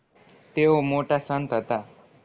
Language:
Gujarati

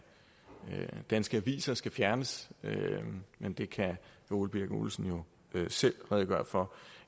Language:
Danish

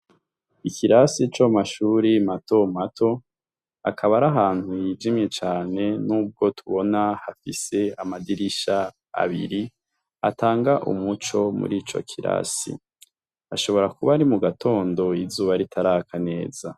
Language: Rundi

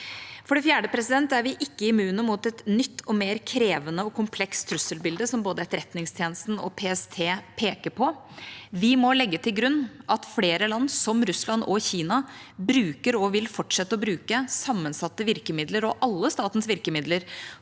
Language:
Norwegian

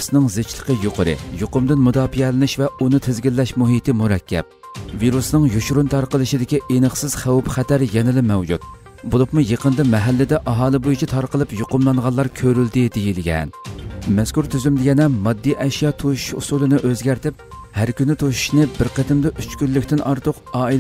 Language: Turkish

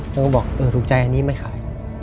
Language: Thai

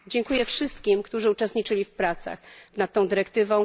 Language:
Polish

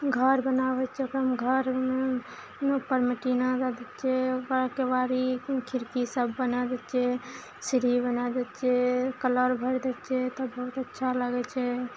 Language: Maithili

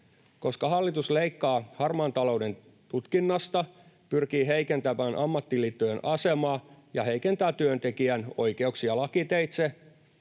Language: Finnish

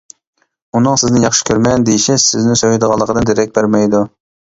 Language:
Uyghur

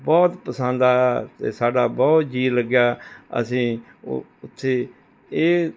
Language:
Punjabi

